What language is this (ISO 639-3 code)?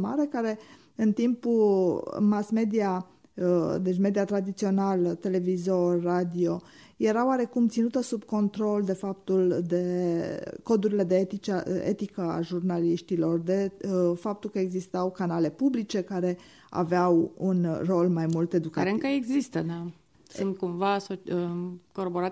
ron